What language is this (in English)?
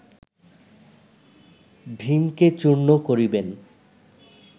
Bangla